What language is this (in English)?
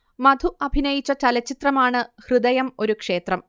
Malayalam